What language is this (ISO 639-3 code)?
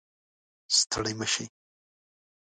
pus